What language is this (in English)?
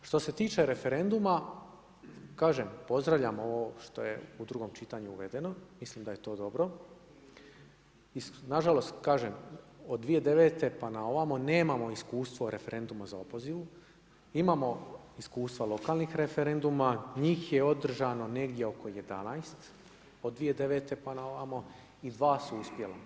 Croatian